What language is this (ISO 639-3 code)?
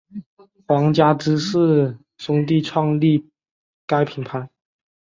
zho